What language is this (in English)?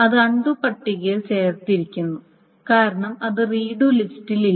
Malayalam